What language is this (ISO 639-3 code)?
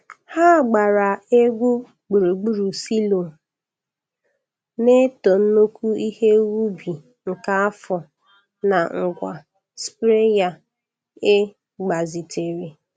ibo